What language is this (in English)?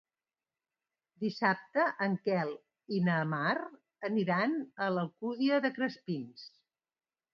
Catalan